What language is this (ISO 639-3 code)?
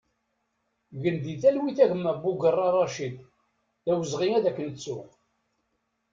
kab